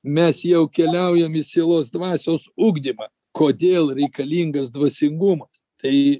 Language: Lithuanian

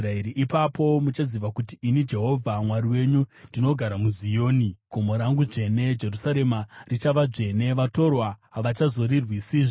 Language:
Shona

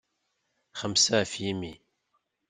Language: Kabyle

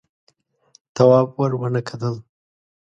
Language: Pashto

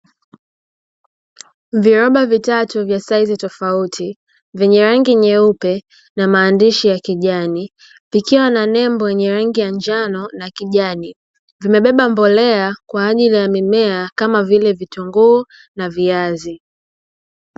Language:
Swahili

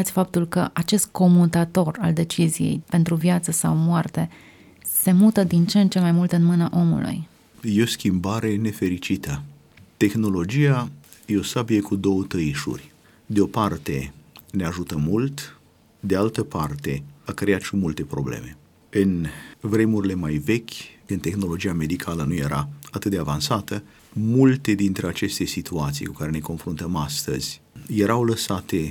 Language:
Romanian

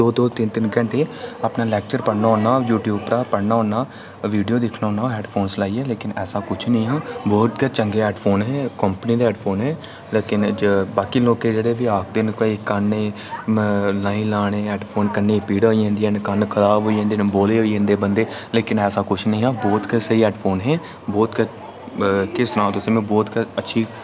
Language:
Dogri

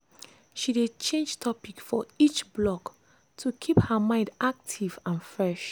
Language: Nigerian Pidgin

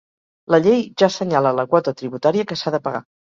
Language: Catalan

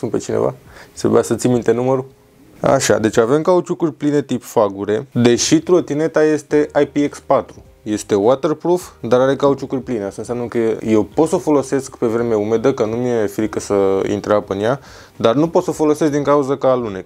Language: Romanian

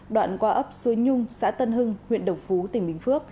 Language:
Vietnamese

